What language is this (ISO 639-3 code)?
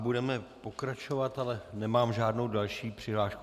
ces